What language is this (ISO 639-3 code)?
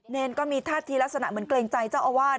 tha